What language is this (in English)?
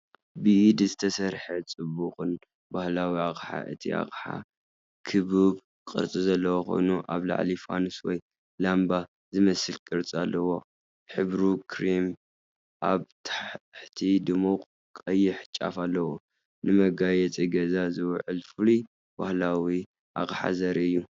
Tigrinya